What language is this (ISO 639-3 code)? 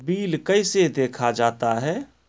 mai